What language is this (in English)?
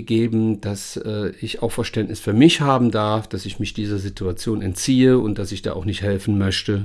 German